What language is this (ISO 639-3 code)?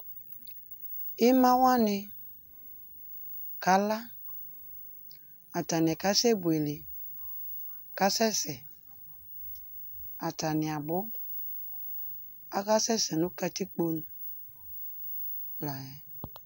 kpo